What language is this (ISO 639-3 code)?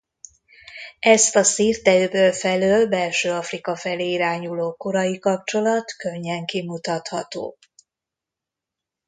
hun